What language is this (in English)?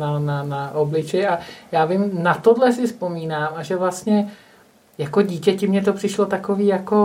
Czech